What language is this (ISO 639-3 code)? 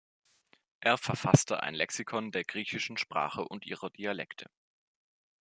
deu